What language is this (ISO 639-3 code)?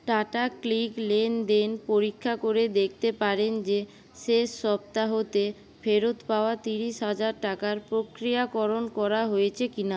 ben